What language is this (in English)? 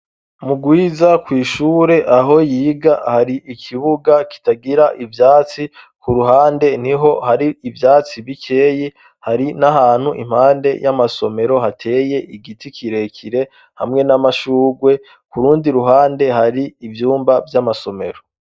Rundi